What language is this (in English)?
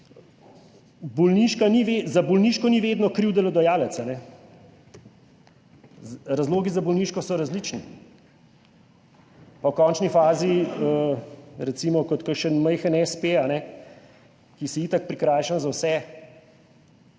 Slovenian